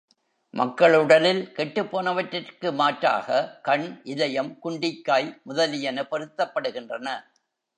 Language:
Tamil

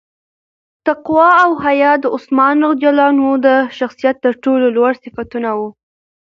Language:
Pashto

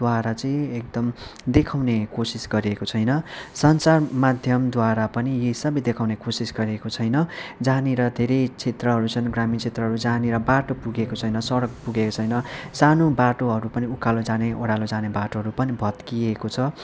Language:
Nepali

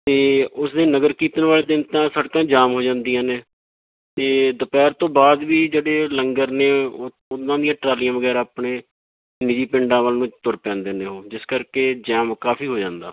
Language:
Punjabi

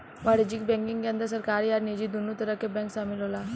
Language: Bhojpuri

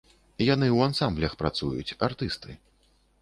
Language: Belarusian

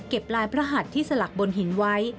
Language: Thai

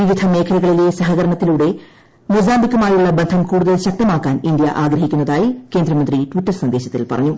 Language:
Malayalam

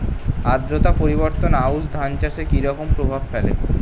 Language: Bangla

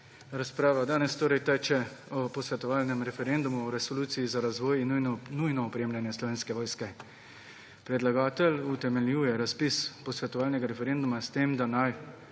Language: Slovenian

